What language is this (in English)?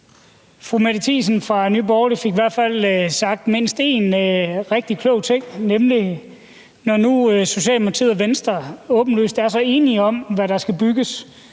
Danish